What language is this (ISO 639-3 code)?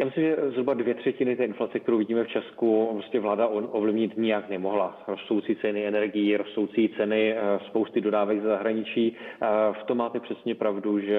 ces